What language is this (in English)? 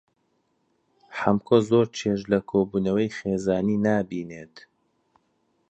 Central Kurdish